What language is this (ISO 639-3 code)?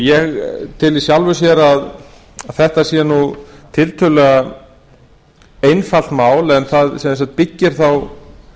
isl